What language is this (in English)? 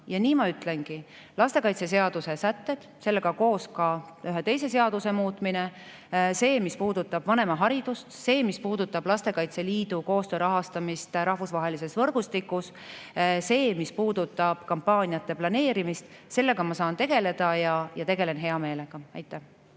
Estonian